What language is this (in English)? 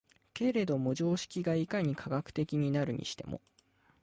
Japanese